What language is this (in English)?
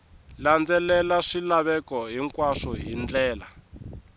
Tsonga